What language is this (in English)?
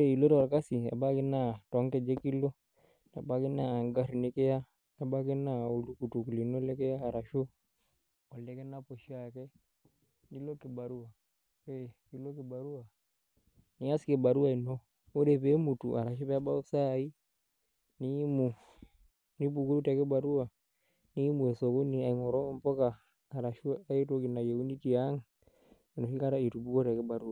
Masai